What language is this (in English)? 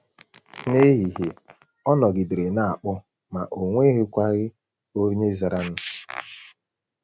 Igbo